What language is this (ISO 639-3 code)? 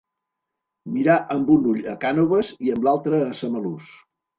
cat